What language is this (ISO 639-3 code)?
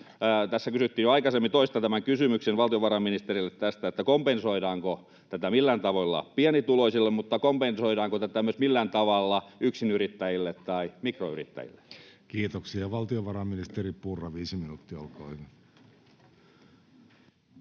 fin